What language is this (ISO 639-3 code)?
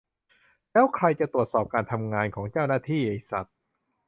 tha